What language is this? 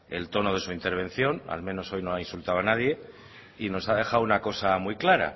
Spanish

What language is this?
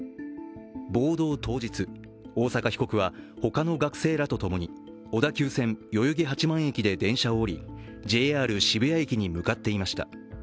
Japanese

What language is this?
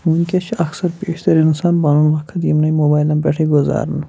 Kashmiri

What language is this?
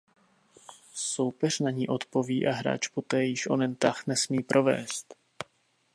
Czech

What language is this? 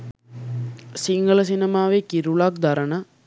Sinhala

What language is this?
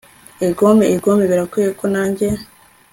Kinyarwanda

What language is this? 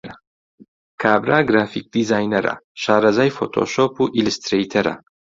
Central Kurdish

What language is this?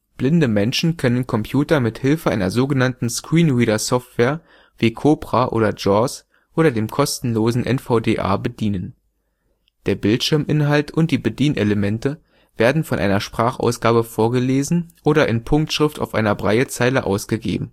German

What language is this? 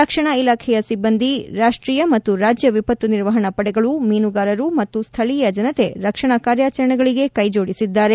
Kannada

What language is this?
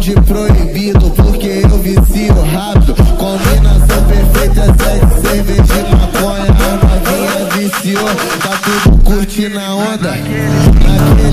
Arabic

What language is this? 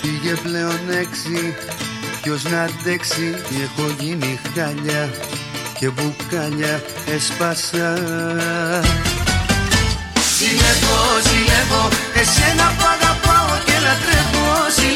Greek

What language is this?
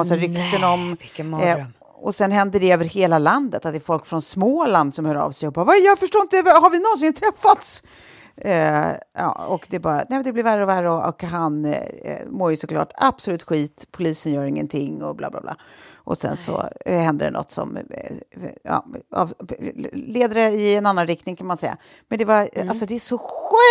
Swedish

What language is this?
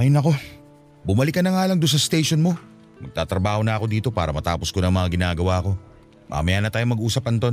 Filipino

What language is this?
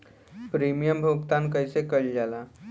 Bhojpuri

